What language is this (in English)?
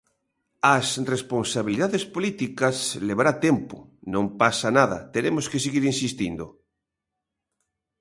Galician